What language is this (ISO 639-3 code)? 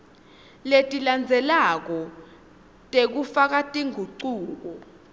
ssw